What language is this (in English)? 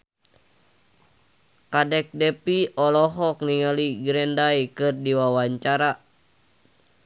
Sundanese